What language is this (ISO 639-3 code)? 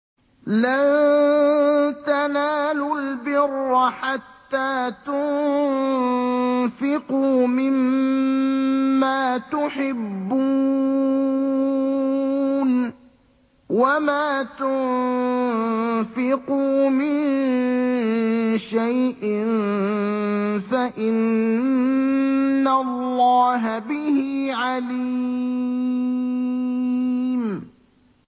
ara